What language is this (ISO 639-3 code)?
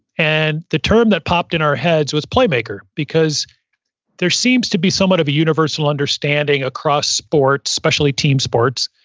eng